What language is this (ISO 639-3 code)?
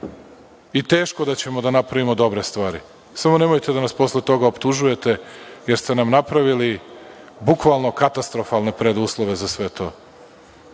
srp